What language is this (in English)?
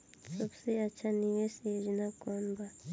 Bhojpuri